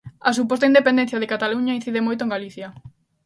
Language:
Galician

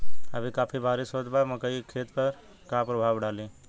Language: Bhojpuri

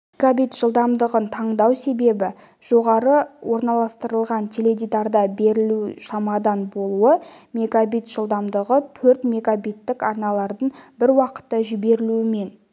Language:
Kazakh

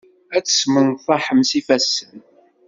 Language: Kabyle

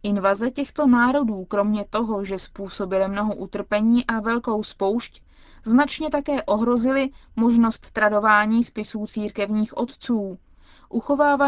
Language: Czech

